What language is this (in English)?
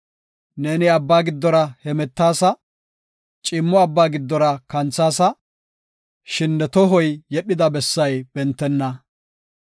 Gofa